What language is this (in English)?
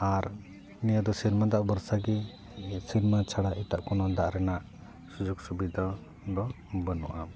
Santali